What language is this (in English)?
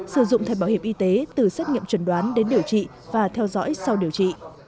Vietnamese